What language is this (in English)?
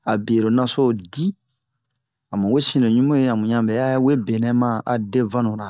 Bomu